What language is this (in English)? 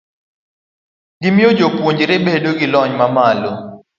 Luo (Kenya and Tanzania)